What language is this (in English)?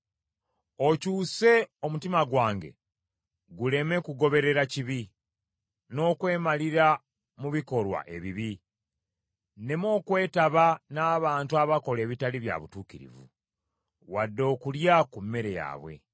Ganda